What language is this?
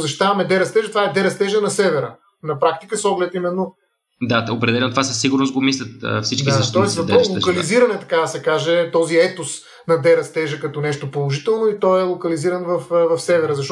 Bulgarian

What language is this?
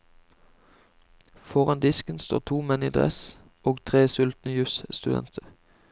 Norwegian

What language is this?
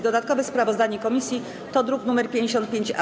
Polish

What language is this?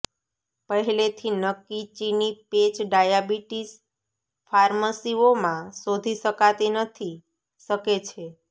Gujarati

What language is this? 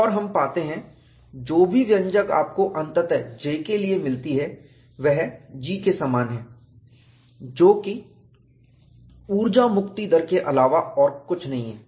Hindi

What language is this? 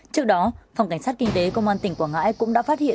Vietnamese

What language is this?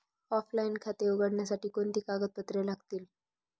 Marathi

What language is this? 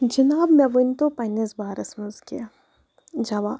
Kashmiri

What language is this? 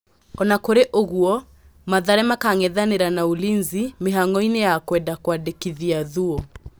Kikuyu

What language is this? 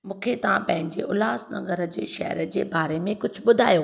Sindhi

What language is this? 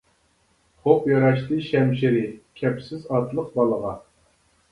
Uyghur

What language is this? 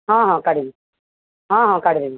Odia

